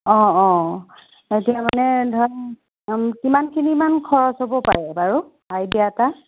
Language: Assamese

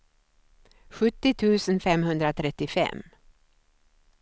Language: Swedish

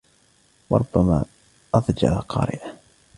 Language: Arabic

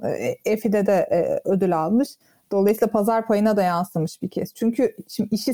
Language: Turkish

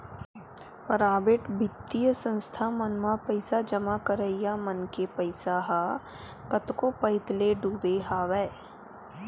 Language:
Chhattisgarhi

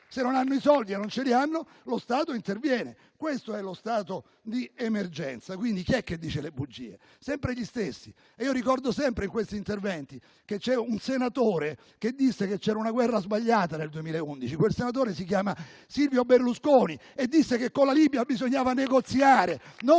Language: Italian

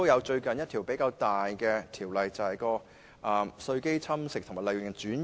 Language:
Cantonese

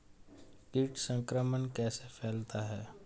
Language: Hindi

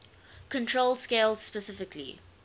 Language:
English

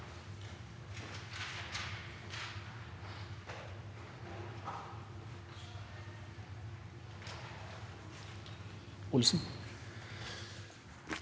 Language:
Norwegian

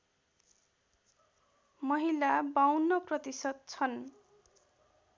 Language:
Nepali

